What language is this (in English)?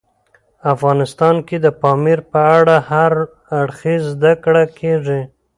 Pashto